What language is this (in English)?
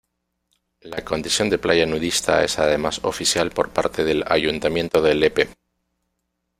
Spanish